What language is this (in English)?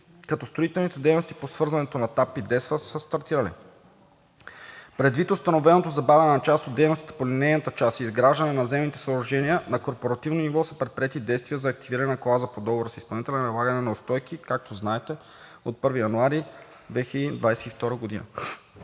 Bulgarian